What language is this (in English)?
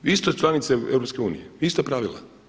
Croatian